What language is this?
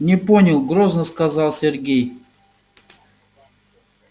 Russian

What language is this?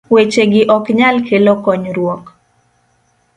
Luo (Kenya and Tanzania)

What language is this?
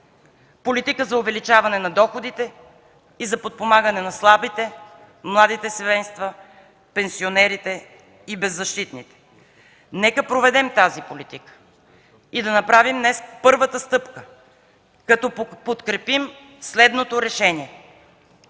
Bulgarian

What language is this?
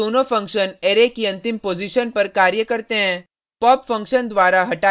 Hindi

